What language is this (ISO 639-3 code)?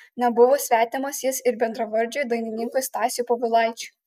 lit